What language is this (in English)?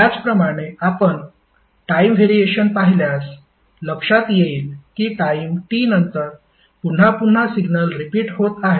Marathi